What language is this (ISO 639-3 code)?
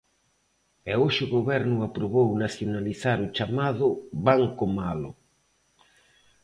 glg